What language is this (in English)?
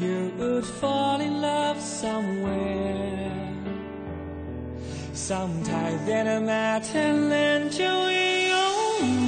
Chinese